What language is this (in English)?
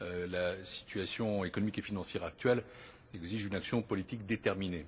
French